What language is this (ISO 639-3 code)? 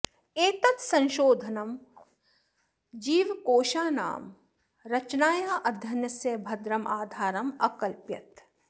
san